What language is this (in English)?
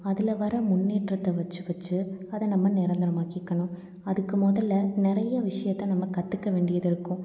Tamil